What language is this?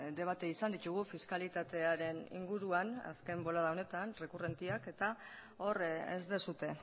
Basque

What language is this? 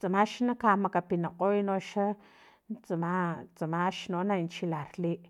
Filomena Mata-Coahuitlán Totonac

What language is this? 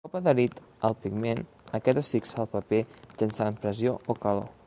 Catalan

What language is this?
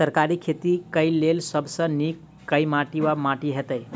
Maithili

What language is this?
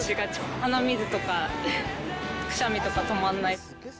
Japanese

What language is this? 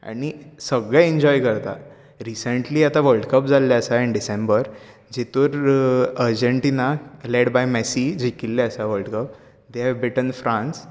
Konkani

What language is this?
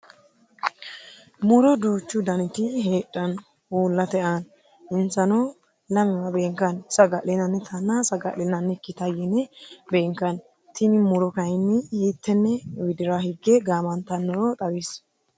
Sidamo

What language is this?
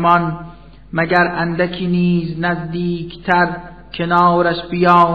Persian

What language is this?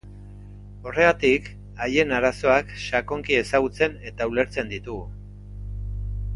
Basque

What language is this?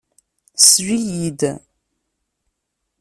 Kabyle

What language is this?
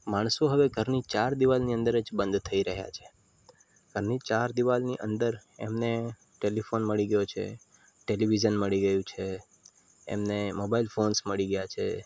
Gujarati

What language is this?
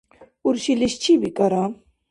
Dargwa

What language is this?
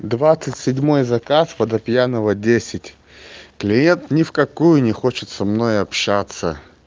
Russian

